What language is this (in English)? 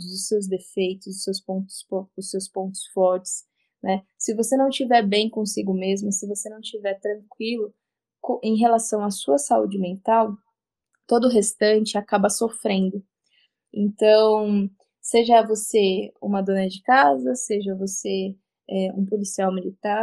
Portuguese